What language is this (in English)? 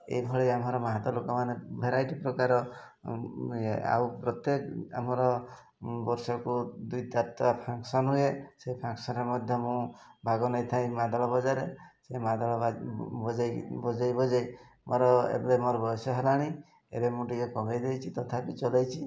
Odia